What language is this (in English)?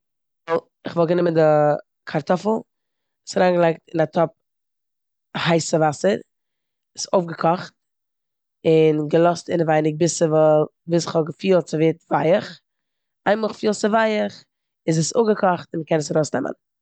Yiddish